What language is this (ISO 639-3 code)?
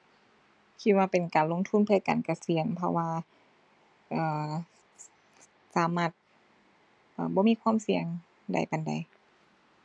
tha